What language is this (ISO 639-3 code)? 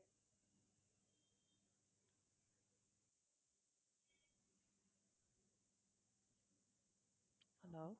tam